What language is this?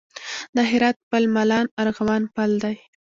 Pashto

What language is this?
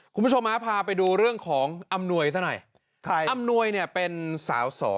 Thai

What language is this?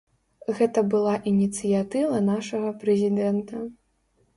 Belarusian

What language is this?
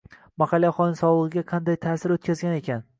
Uzbek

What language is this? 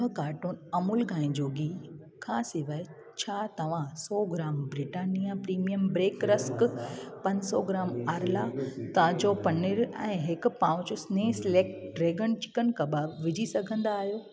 Sindhi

